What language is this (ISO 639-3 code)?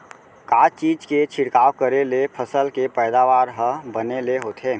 hne